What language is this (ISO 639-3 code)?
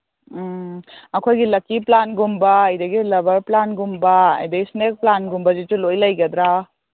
mni